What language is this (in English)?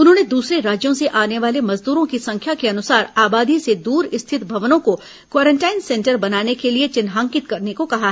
Hindi